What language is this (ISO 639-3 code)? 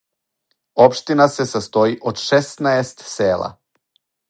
srp